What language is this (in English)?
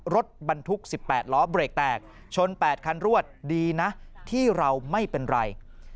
Thai